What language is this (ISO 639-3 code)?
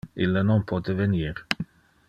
ina